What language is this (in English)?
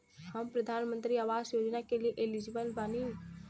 Bhojpuri